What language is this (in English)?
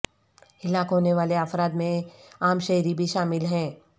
Urdu